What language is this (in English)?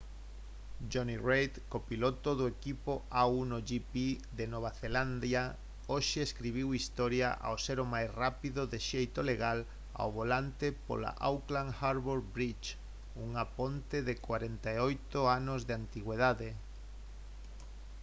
Galician